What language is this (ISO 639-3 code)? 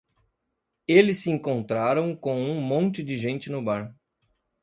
por